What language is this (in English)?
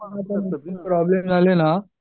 Marathi